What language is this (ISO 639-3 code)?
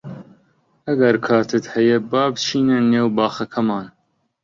ckb